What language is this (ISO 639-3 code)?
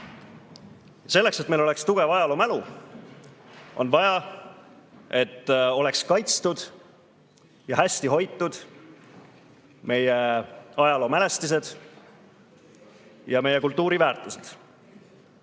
est